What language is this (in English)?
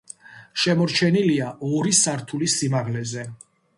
Georgian